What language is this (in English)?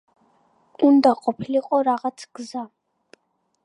Georgian